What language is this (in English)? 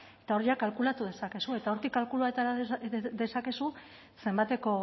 Basque